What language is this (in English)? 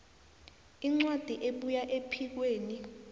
South Ndebele